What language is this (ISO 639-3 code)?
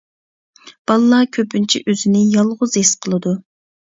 uig